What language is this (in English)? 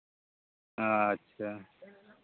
Santali